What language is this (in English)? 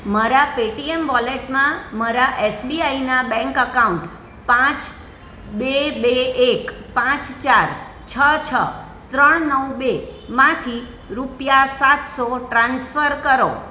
Gujarati